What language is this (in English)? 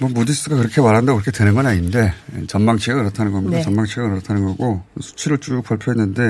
Korean